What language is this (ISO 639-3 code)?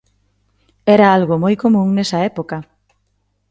glg